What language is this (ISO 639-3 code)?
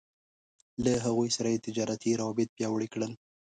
pus